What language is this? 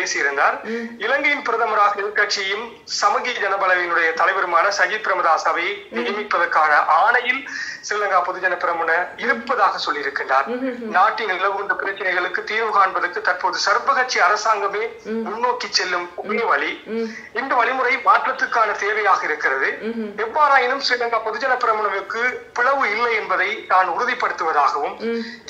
Romanian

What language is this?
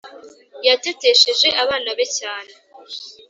Kinyarwanda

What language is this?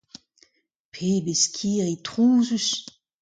Breton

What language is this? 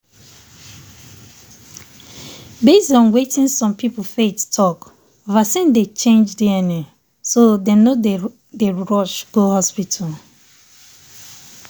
Nigerian Pidgin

